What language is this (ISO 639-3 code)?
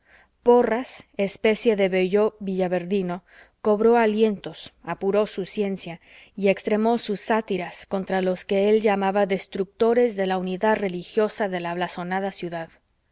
spa